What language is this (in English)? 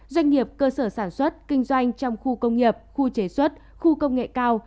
Vietnamese